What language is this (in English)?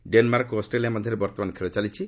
Odia